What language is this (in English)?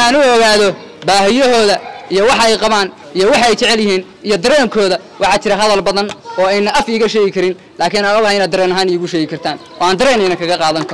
Arabic